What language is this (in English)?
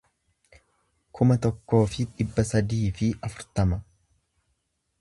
Oromo